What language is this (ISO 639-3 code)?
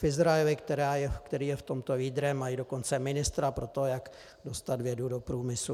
ces